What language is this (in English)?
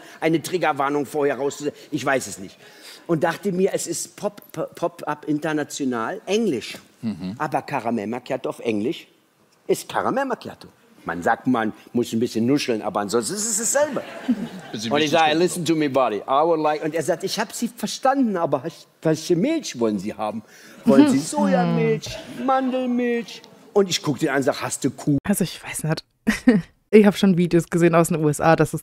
German